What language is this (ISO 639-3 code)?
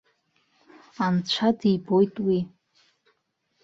abk